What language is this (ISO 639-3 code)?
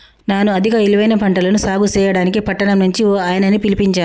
tel